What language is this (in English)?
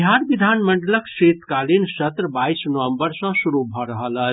Maithili